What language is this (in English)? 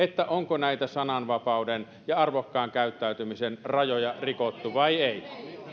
Finnish